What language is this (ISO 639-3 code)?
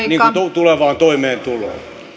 fin